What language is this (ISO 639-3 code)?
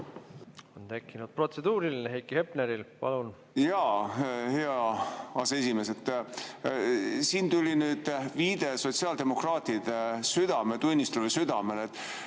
est